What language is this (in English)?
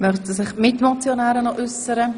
Swiss German